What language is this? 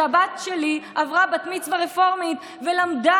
Hebrew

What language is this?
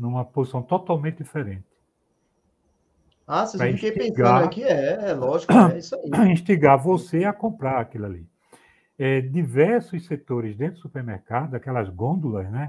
Portuguese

